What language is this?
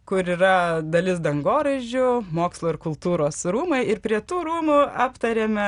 Lithuanian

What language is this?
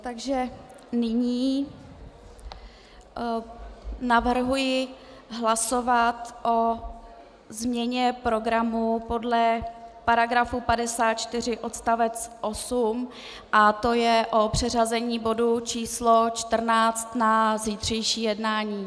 Czech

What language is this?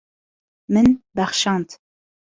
Kurdish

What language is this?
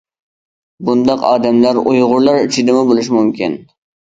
Uyghur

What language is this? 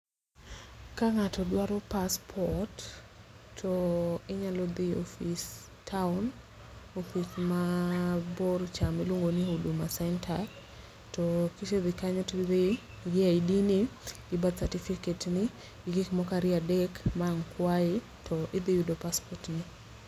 Luo (Kenya and Tanzania)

